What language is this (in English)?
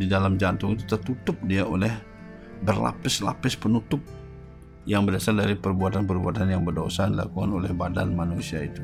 Indonesian